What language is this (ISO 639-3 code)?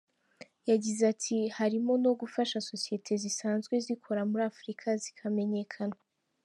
kin